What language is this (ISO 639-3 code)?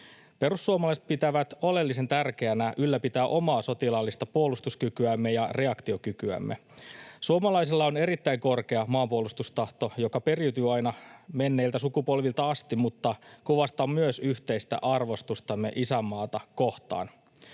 fin